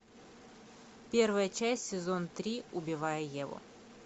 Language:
Russian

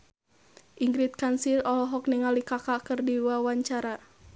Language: Sundanese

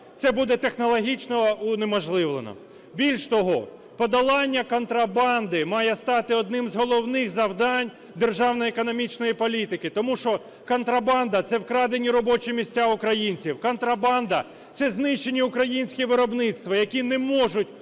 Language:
Ukrainian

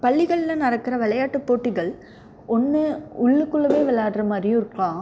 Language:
Tamil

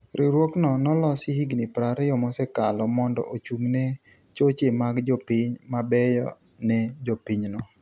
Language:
Luo (Kenya and Tanzania)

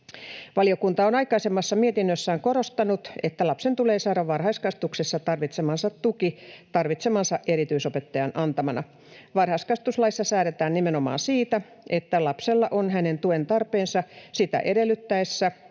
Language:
Finnish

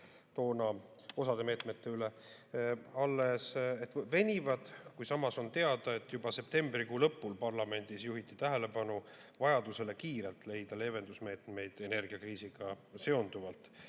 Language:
Estonian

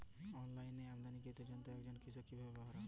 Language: Bangla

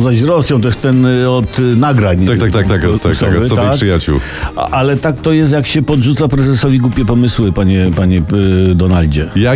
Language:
Polish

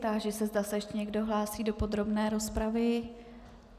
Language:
Czech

